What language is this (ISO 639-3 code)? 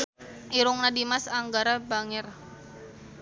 sun